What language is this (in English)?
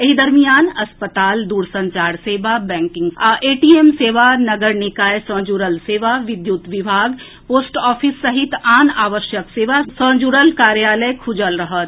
Maithili